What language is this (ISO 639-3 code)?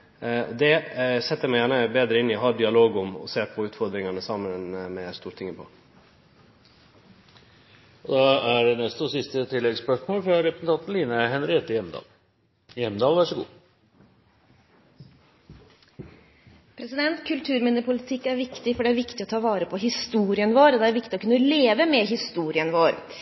nor